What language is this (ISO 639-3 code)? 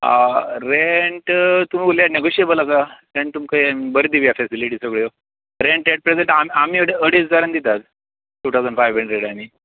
kok